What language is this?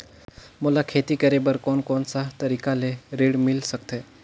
Chhattisgarhi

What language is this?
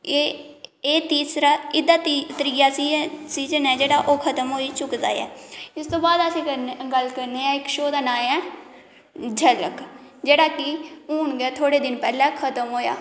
Dogri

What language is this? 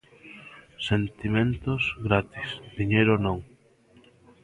Galician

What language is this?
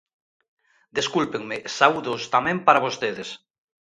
Galician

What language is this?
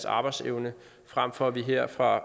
Danish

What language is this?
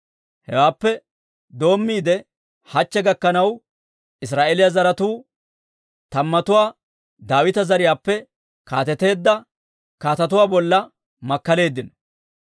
Dawro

